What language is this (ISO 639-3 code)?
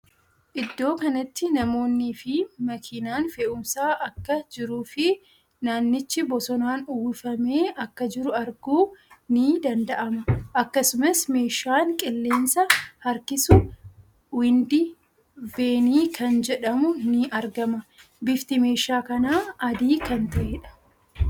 orm